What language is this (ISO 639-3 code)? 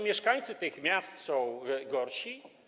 pol